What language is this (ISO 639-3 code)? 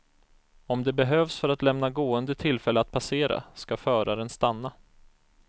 swe